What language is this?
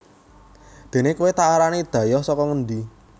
Javanese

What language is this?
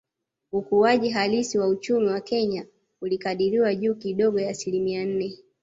Swahili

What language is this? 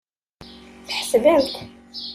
Kabyle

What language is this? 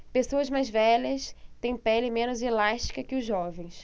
Portuguese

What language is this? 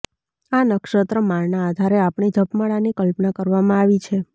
Gujarati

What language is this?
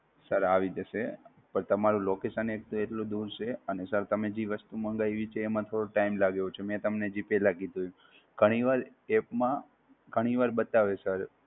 Gujarati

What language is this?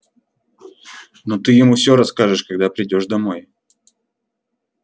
Russian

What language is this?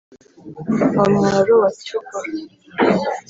Kinyarwanda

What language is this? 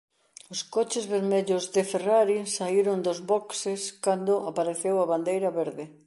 Galician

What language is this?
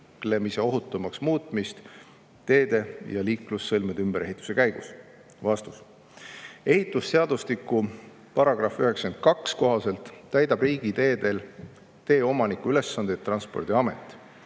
Estonian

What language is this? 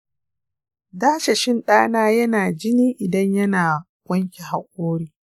Hausa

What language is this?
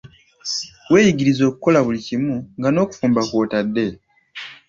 Ganda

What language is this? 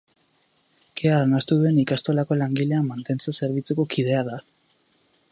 Basque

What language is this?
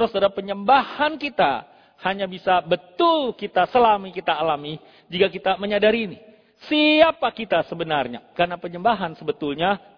Indonesian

